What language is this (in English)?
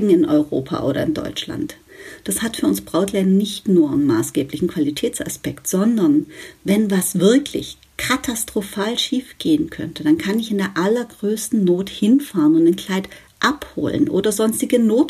German